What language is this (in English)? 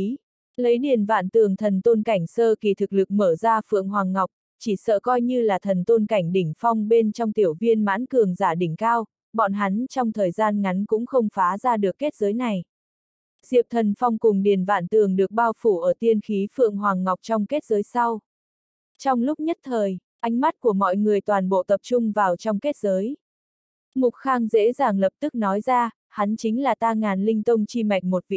Vietnamese